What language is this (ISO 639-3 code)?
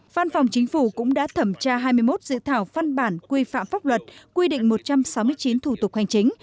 vie